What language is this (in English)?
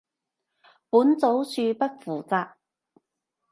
Cantonese